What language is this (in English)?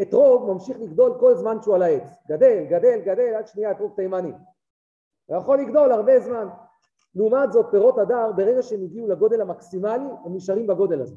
Hebrew